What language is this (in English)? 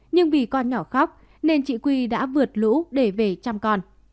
Vietnamese